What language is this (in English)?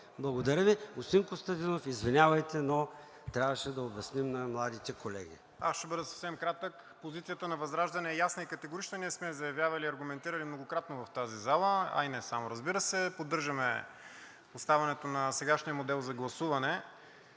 Bulgarian